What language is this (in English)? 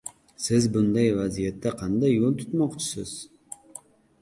Uzbek